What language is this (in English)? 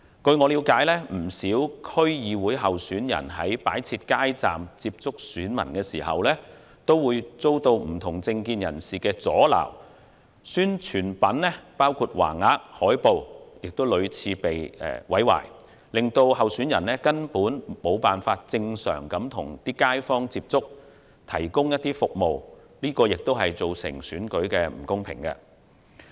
Cantonese